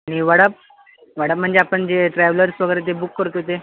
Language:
Marathi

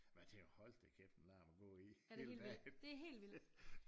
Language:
Danish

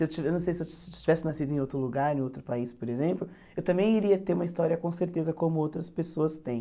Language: Portuguese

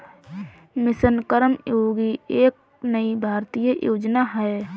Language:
Hindi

